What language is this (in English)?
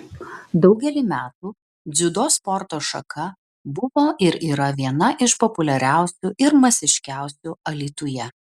Lithuanian